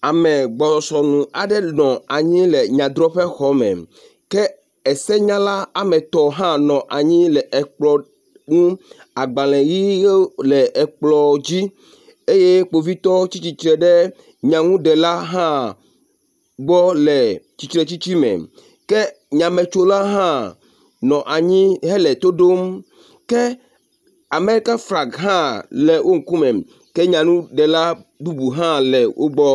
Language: Ewe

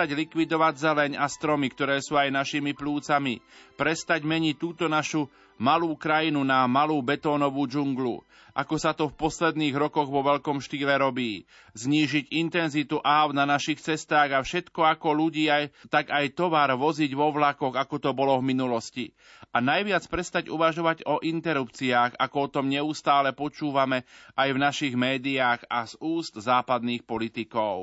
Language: Slovak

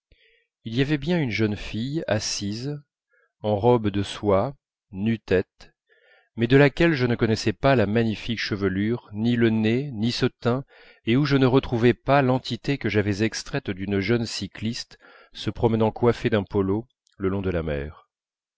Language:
French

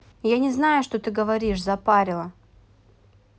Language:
Russian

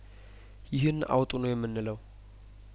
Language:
Amharic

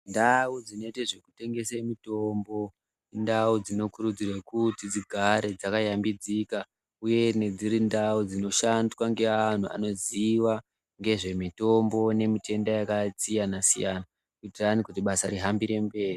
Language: Ndau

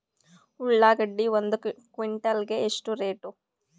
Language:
Kannada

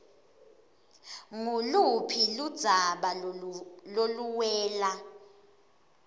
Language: Swati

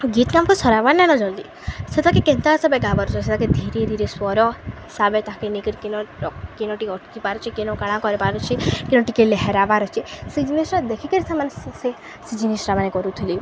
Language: Odia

